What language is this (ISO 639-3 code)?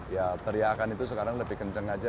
ind